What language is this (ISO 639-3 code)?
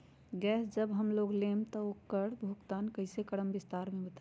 mag